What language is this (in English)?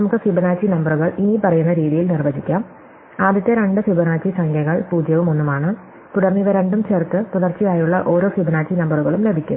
Malayalam